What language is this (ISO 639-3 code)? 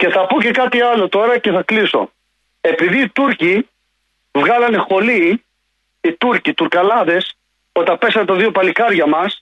ell